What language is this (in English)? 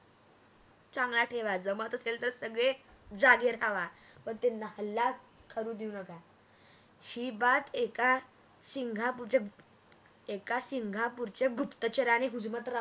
Marathi